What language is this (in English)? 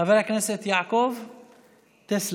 Hebrew